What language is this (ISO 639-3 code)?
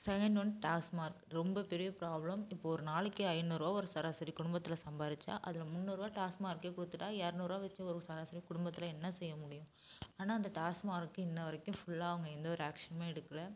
tam